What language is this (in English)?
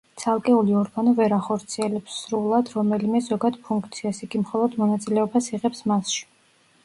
Georgian